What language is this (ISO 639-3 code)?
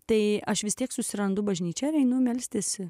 lit